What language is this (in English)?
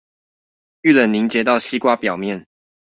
Chinese